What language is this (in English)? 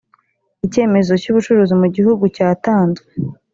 Kinyarwanda